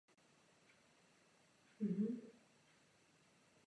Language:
Czech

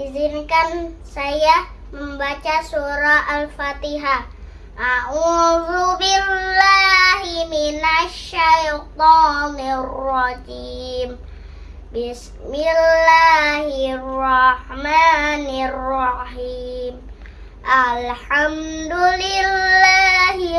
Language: Indonesian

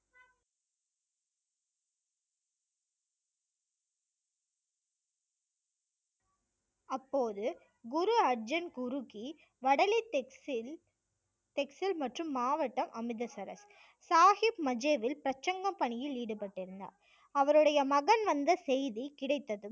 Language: Tamil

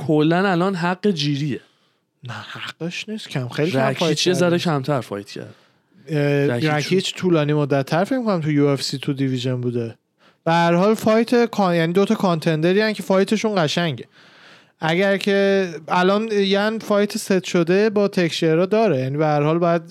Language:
Persian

